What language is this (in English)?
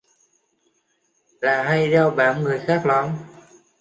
Vietnamese